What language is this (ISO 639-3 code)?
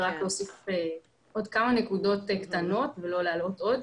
heb